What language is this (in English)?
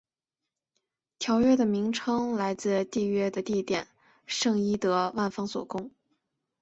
Chinese